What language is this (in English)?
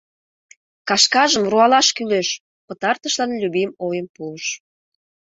Mari